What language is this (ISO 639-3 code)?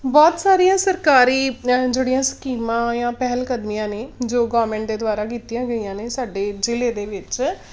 pan